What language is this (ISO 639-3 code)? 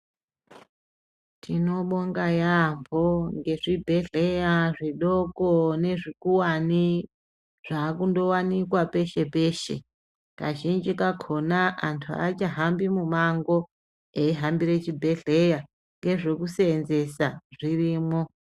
ndc